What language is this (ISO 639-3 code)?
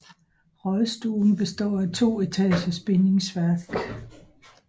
dan